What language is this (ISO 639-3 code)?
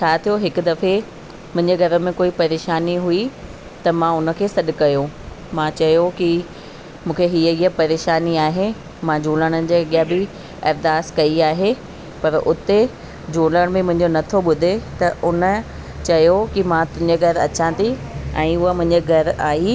snd